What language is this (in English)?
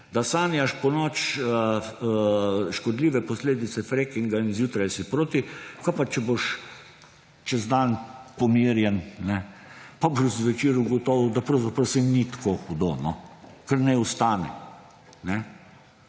Slovenian